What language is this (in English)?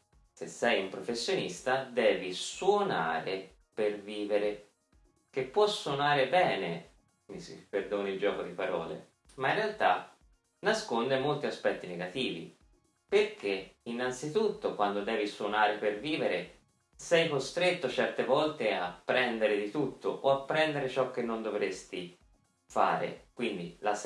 Italian